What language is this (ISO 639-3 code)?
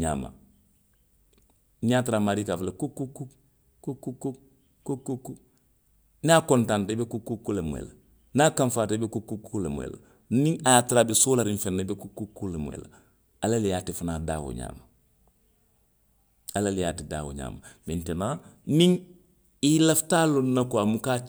mlq